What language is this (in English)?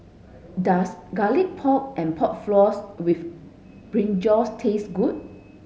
English